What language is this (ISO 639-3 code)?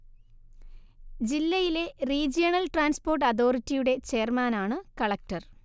mal